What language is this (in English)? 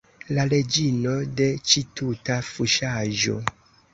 Esperanto